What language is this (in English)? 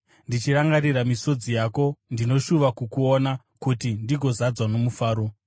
Shona